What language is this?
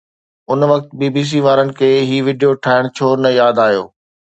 Sindhi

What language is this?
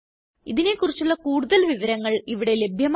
Malayalam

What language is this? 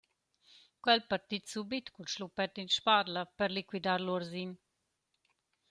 Romansh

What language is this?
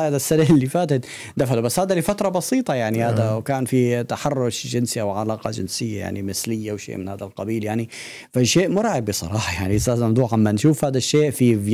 Arabic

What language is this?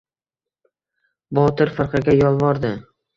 Uzbek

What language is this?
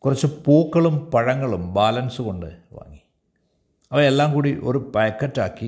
Malayalam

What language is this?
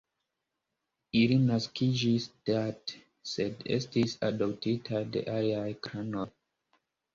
Esperanto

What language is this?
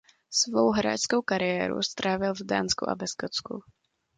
Czech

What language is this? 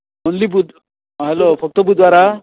Konkani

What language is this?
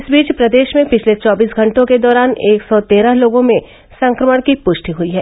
Hindi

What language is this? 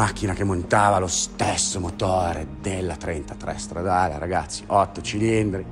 Italian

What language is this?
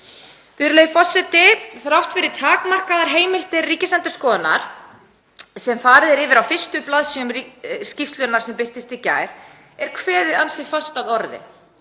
Icelandic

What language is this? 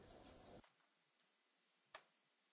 German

